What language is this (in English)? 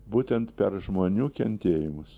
Lithuanian